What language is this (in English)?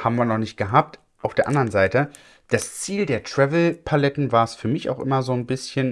German